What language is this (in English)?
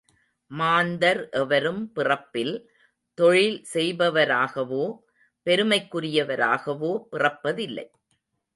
Tamil